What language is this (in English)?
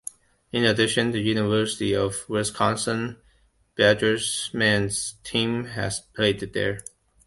English